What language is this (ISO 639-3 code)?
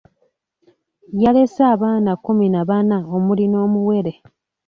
lug